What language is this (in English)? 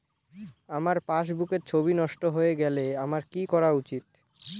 Bangla